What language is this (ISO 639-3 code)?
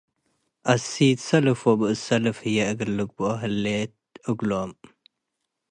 tig